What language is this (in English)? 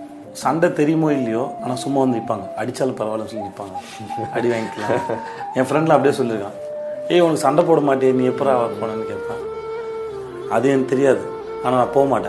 Tamil